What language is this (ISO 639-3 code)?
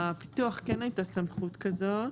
heb